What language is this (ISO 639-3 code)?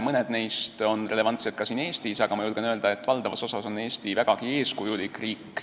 est